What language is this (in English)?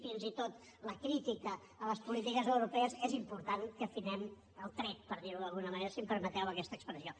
Catalan